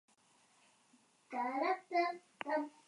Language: Basque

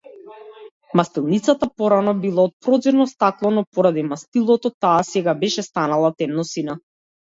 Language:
Macedonian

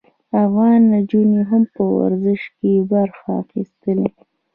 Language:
Pashto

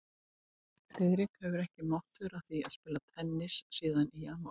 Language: Icelandic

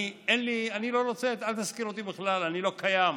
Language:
Hebrew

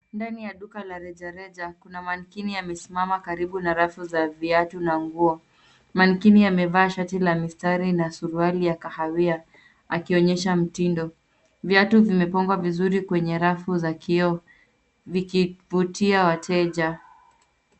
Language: Swahili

